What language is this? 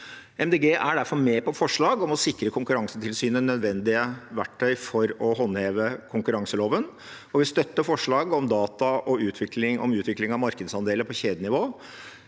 Norwegian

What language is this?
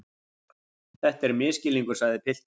Icelandic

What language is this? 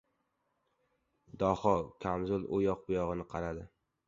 Uzbek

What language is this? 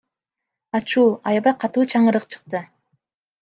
Kyrgyz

